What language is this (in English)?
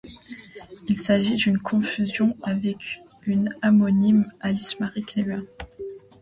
French